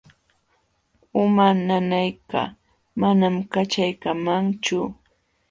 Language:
Jauja Wanca Quechua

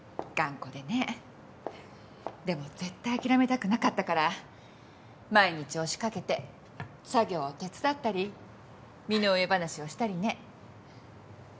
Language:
Japanese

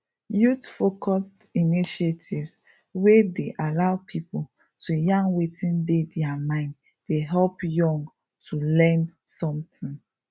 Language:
Nigerian Pidgin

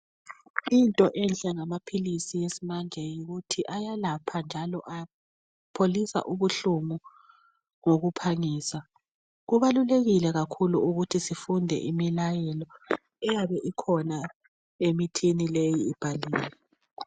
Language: North Ndebele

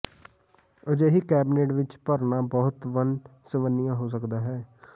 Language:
Punjabi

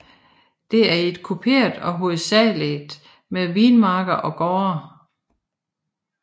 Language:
Danish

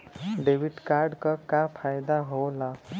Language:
Bhojpuri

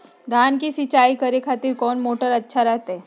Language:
Magahi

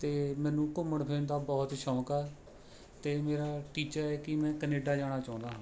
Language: Punjabi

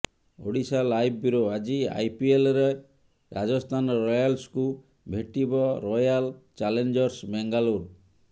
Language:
Odia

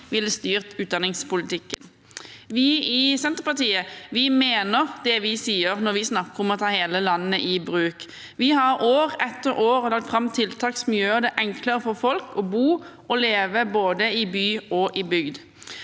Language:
Norwegian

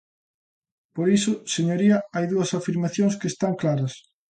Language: Galician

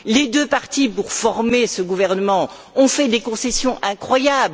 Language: French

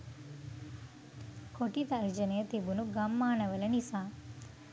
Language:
Sinhala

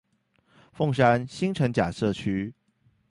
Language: Chinese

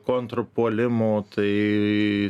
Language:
Lithuanian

